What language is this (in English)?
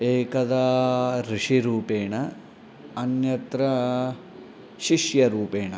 Sanskrit